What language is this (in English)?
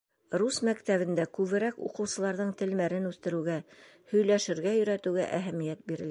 Bashkir